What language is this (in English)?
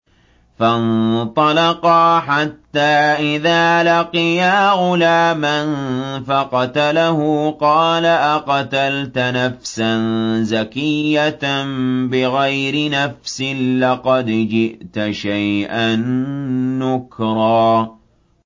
Arabic